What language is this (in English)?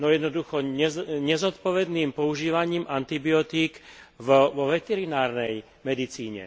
Slovak